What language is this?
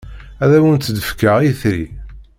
Kabyle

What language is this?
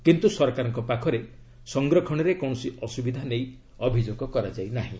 Odia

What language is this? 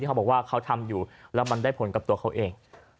Thai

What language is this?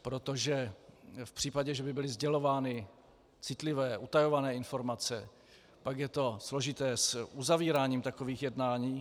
Czech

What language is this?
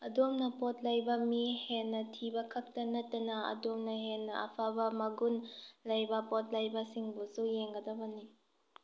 Manipuri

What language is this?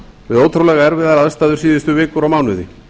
Icelandic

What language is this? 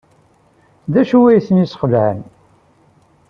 Kabyle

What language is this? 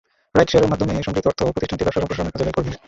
Bangla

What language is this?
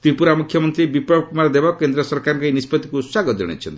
Odia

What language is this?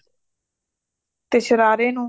Punjabi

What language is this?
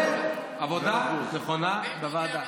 Hebrew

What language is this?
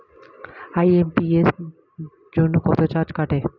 Bangla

